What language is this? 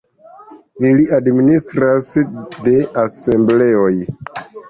Esperanto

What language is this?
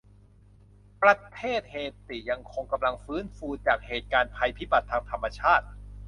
Thai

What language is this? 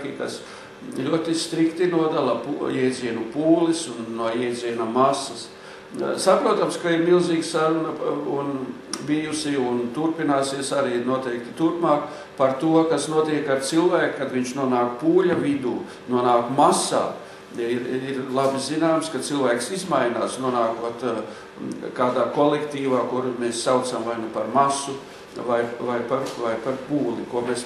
Latvian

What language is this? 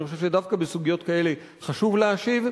Hebrew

